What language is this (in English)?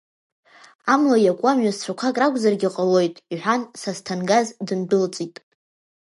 Abkhazian